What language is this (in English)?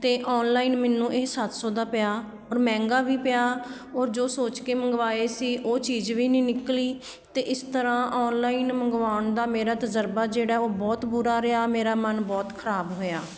Punjabi